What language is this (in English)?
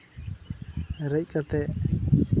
Santali